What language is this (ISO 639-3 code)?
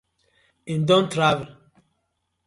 pcm